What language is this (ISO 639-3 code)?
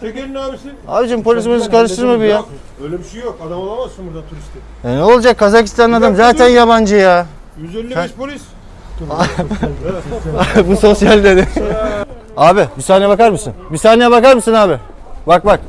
tur